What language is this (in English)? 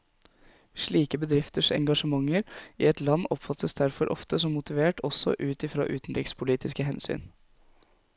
Norwegian